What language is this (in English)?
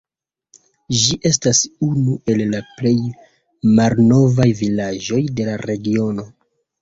Esperanto